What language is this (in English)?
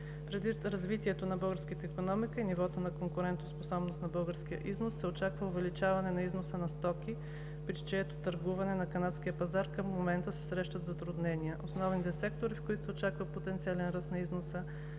Bulgarian